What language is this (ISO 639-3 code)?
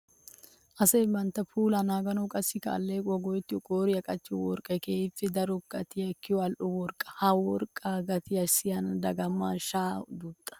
wal